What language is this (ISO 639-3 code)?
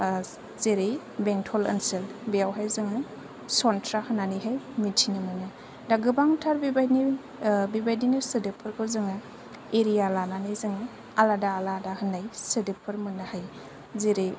brx